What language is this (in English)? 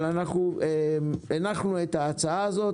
Hebrew